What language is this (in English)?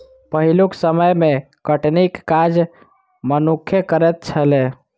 Maithili